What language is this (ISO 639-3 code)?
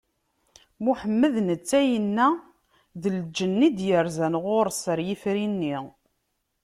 kab